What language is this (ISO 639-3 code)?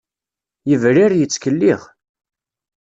kab